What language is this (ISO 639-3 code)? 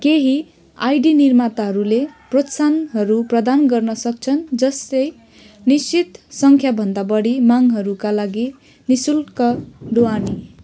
nep